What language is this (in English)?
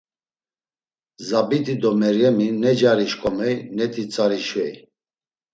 Laz